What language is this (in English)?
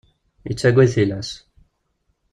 Kabyle